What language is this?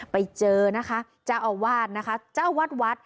Thai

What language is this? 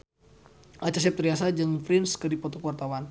Sundanese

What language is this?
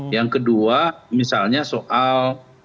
Indonesian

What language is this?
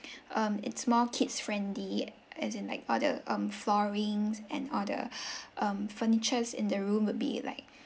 English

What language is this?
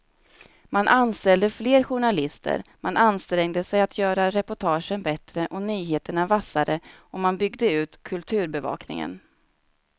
Swedish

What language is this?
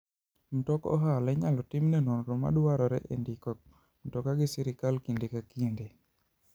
Luo (Kenya and Tanzania)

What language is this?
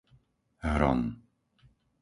Slovak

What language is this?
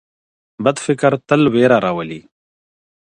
Pashto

